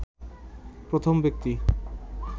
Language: Bangla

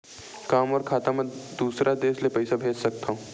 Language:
Chhattisgarhi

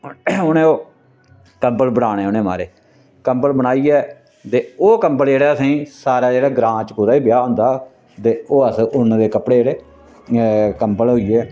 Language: Dogri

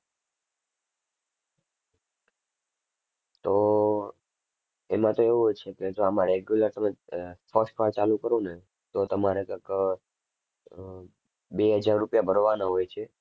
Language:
Gujarati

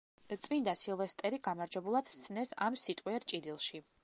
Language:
Georgian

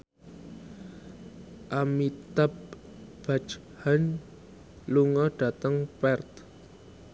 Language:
Javanese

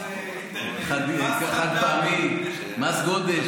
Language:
Hebrew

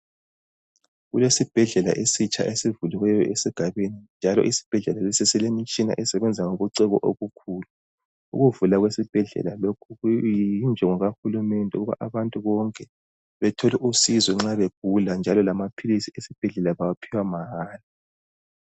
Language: North Ndebele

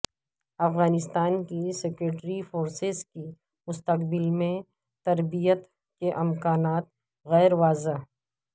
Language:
Urdu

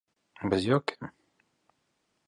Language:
Latvian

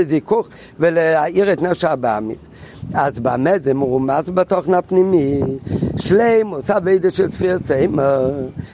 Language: Hebrew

